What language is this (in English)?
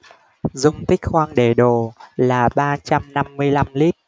Vietnamese